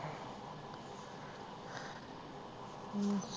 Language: Punjabi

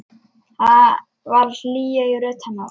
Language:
Icelandic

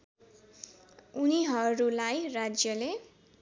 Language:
Nepali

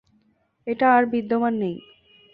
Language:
Bangla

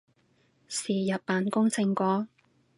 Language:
Cantonese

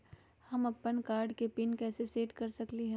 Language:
Magahi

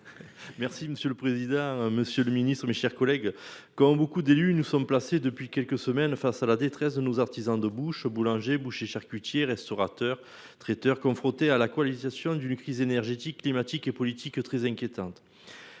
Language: French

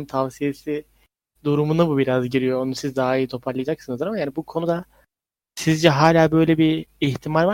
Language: Turkish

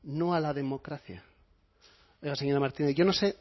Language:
Spanish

